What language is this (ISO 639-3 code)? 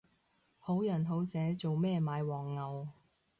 yue